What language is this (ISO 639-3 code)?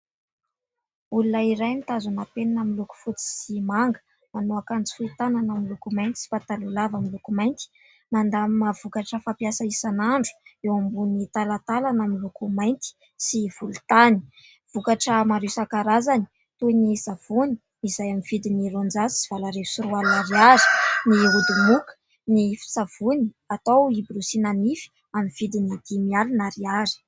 mlg